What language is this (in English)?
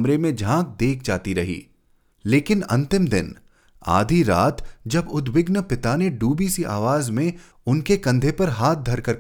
Hindi